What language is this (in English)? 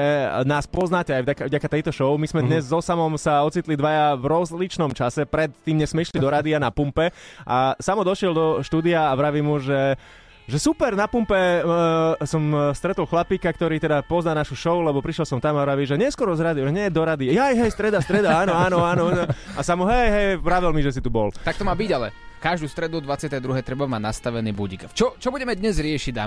Slovak